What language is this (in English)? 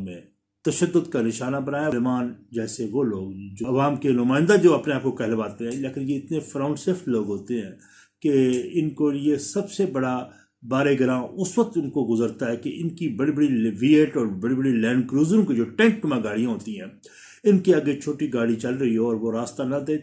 Urdu